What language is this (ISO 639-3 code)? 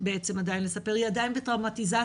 heb